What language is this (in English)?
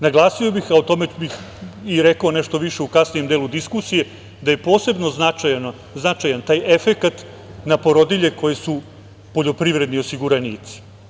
Serbian